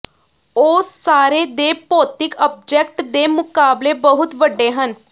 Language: Punjabi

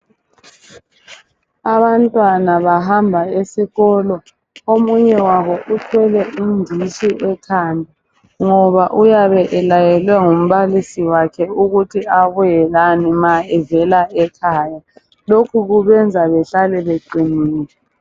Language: North Ndebele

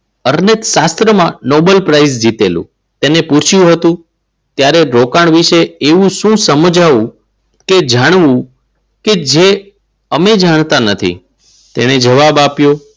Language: Gujarati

